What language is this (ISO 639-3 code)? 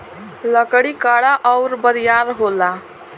bho